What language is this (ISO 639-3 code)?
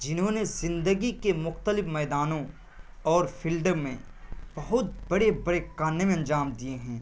urd